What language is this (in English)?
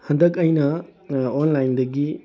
Manipuri